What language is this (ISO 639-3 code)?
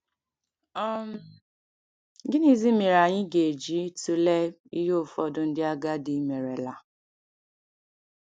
ibo